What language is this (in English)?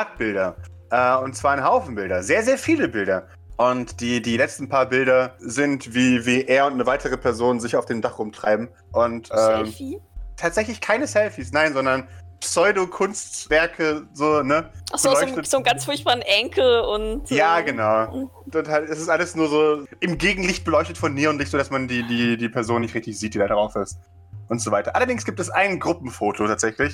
German